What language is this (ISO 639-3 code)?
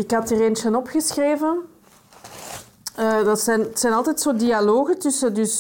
nld